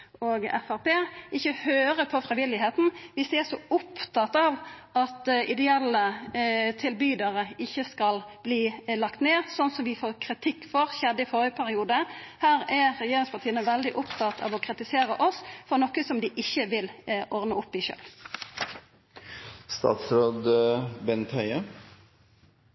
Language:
Norwegian Nynorsk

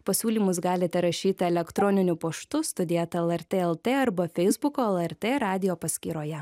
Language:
Lithuanian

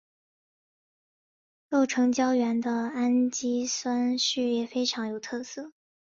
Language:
Chinese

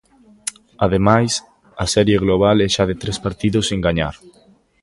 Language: Galician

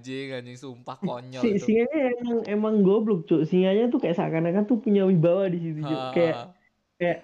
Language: Indonesian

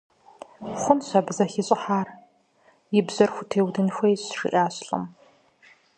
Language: Kabardian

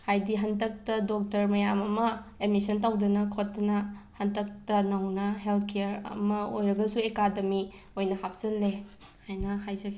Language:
Manipuri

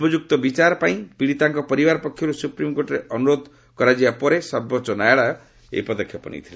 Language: Odia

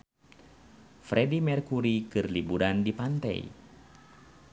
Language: Sundanese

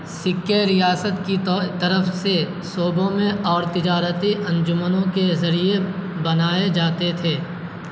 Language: Urdu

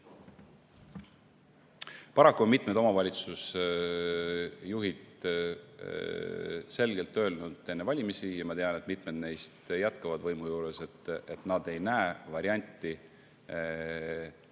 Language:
Estonian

